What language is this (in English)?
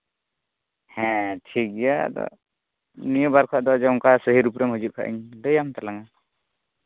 Santali